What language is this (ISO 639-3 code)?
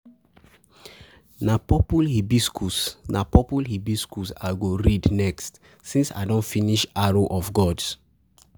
pcm